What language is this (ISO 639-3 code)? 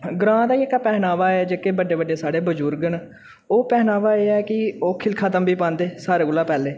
doi